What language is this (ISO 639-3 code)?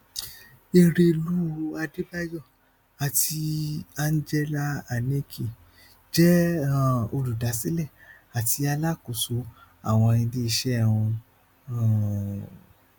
yor